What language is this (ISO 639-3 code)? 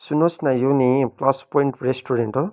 nep